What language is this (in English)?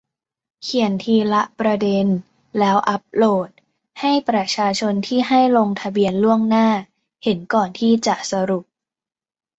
Thai